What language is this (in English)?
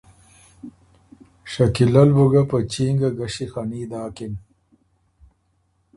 Ormuri